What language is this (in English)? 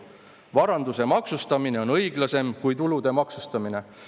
Estonian